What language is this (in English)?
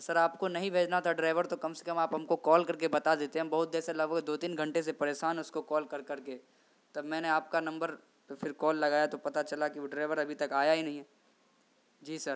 Urdu